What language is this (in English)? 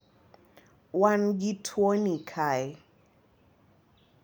Luo (Kenya and Tanzania)